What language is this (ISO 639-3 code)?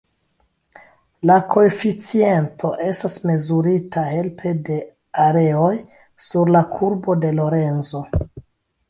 epo